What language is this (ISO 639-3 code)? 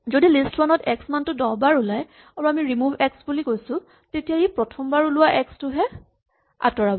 asm